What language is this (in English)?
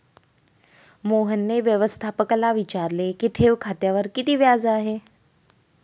Marathi